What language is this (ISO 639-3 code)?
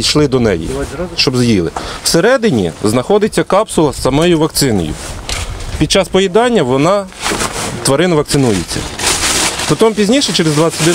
ukr